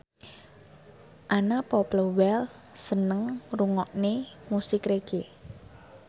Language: Javanese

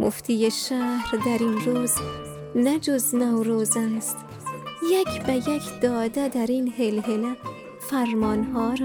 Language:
Persian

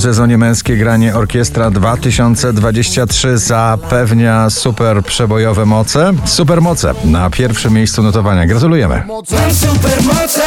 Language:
Polish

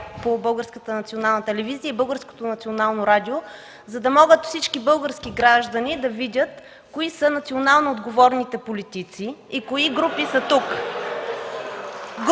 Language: Bulgarian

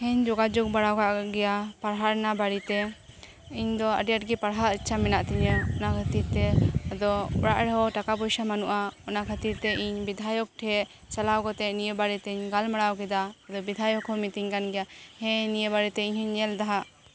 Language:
Santali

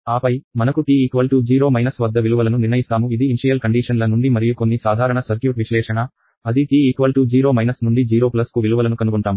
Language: Telugu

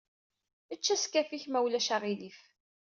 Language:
Kabyle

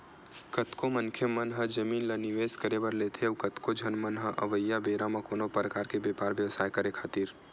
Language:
Chhattisgarhi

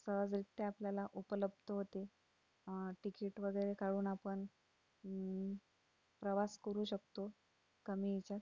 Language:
Marathi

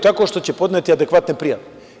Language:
Serbian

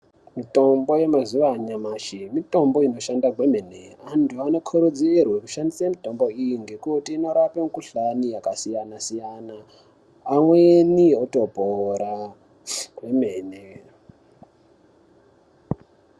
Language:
Ndau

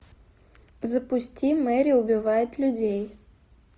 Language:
Russian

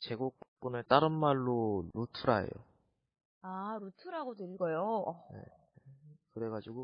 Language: Korean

